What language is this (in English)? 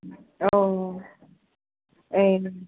Bodo